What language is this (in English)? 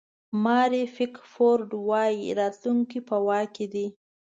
Pashto